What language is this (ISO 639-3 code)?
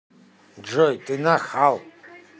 rus